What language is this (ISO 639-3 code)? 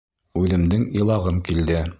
bak